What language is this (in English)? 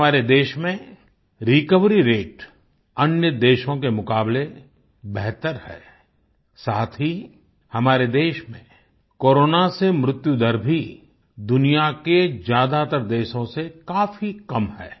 Hindi